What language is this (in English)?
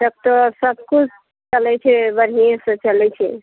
Maithili